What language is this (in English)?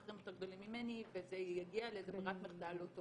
Hebrew